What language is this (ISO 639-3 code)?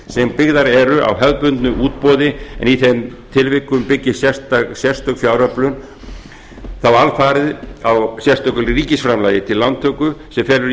isl